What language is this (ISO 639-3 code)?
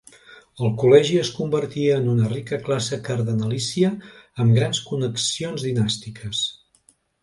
cat